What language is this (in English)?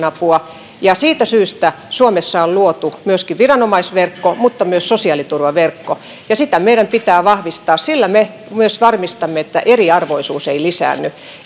Finnish